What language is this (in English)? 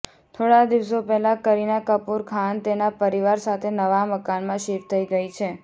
Gujarati